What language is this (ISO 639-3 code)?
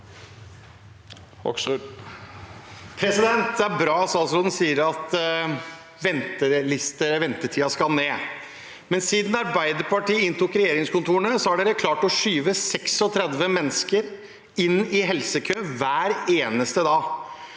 nor